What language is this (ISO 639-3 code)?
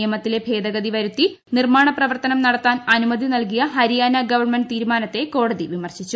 mal